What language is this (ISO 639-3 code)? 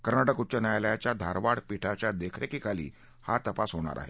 mar